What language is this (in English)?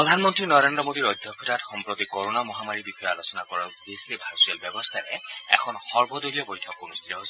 Assamese